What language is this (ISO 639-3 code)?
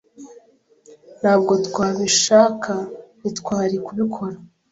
kin